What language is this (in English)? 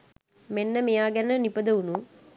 Sinhala